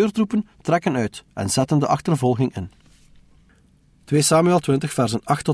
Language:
Dutch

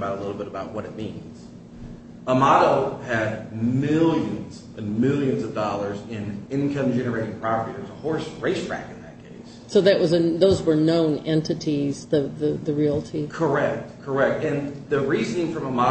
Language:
English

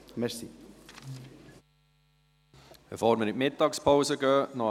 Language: Swiss German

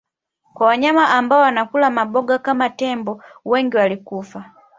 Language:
Swahili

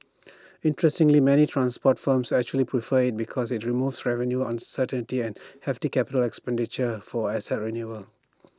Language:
English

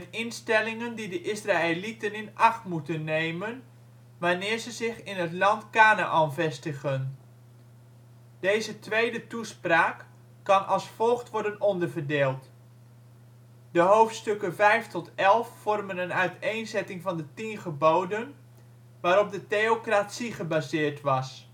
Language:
Dutch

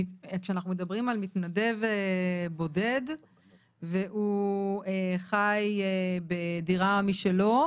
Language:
Hebrew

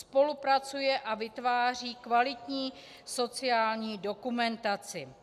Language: Czech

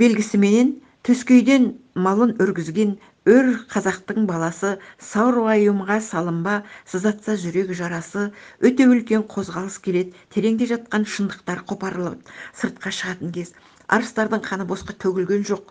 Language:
Turkish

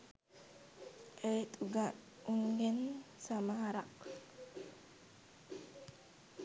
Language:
Sinhala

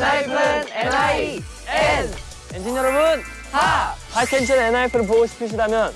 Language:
Korean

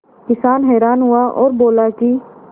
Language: Hindi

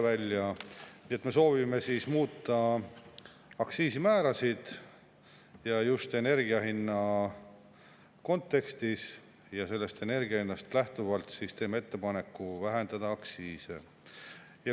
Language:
Estonian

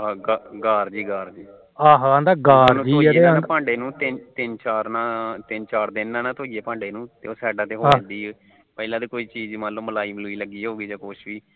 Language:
Punjabi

